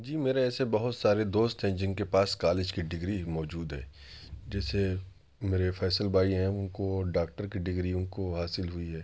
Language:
Urdu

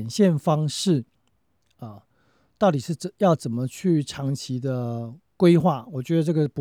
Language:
Chinese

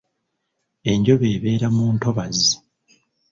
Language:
Ganda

